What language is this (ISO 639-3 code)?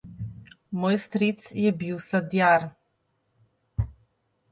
slv